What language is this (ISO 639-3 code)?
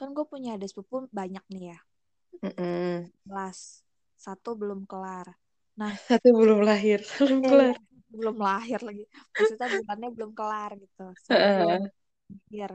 ind